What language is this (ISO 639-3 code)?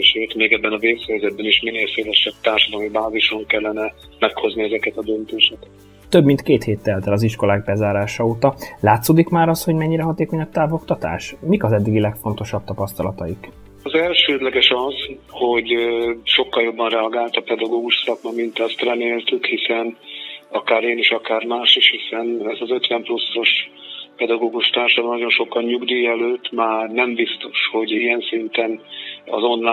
hun